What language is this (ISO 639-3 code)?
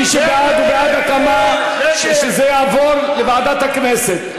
heb